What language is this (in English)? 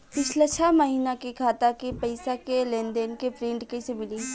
Bhojpuri